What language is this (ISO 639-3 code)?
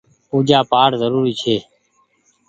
gig